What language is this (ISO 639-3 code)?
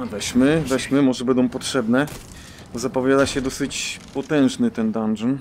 pol